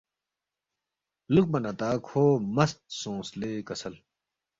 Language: Balti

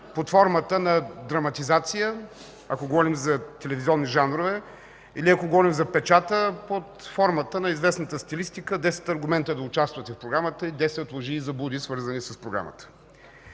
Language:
Bulgarian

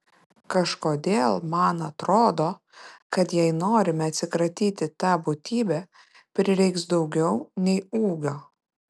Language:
Lithuanian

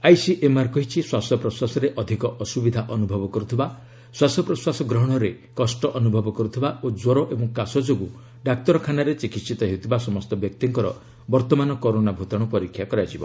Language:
Odia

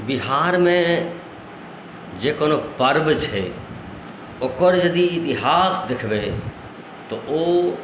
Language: Maithili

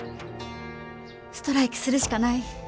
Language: Japanese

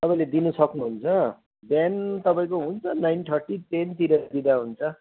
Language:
Nepali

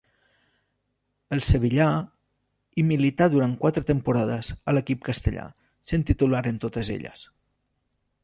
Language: Catalan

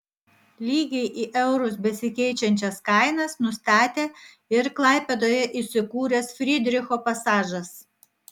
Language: Lithuanian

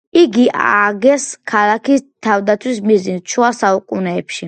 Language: Georgian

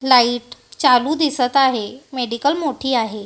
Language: Marathi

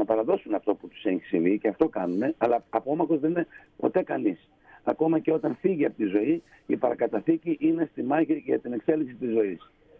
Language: Greek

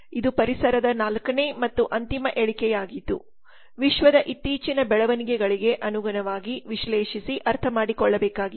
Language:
Kannada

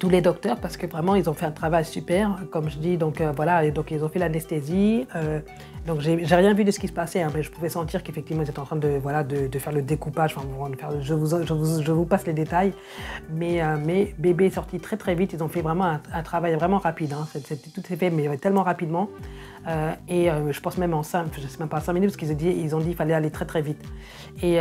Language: French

